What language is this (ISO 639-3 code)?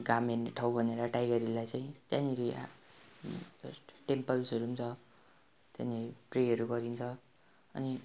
nep